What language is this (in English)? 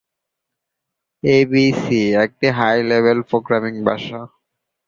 Bangla